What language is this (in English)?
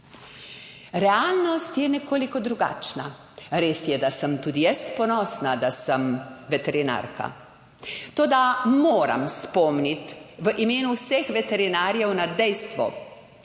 Slovenian